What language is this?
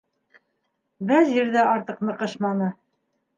Bashkir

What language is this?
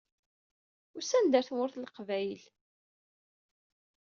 Kabyle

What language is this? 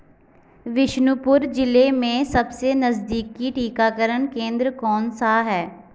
Hindi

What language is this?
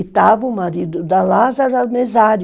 Portuguese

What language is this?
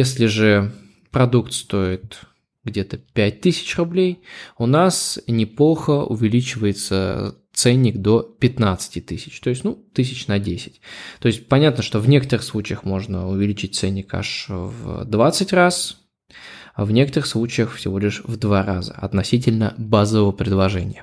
Russian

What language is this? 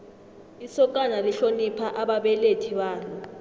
South Ndebele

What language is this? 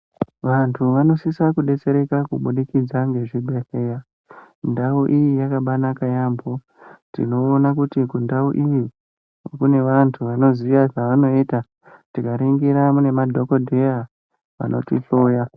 Ndau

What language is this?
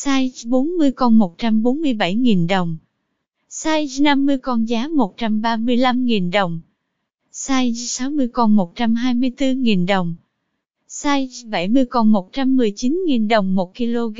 Vietnamese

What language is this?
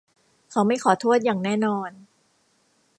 Thai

